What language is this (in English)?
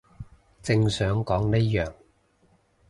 Cantonese